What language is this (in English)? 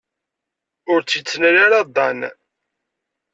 Kabyle